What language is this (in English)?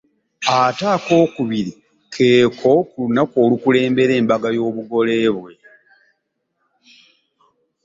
Ganda